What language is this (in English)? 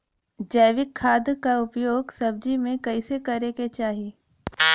Bhojpuri